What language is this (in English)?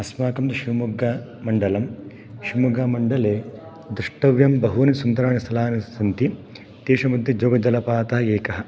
Sanskrit